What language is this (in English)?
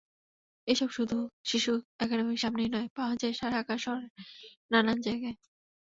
Bangla